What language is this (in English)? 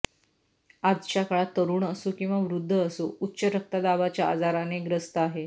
Marathi